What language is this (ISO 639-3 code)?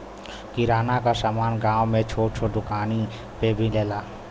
bho